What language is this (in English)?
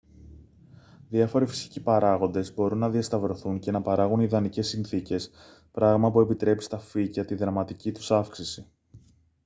Greek